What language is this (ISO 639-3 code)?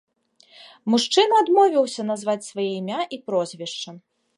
bel